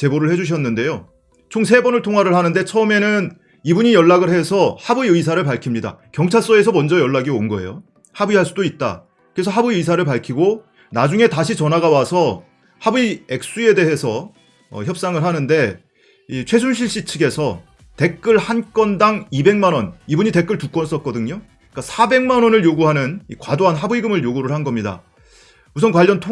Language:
Korean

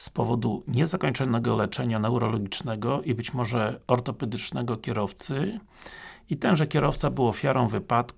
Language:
Polish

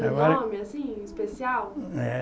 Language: Portuguese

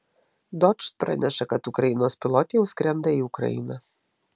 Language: Lithuanian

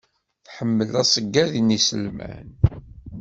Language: Kabyle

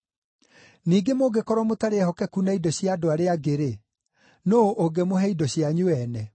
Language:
Kikuyu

